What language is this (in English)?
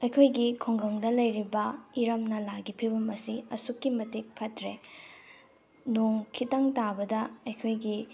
Manipuri